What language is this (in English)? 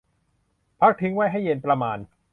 Thai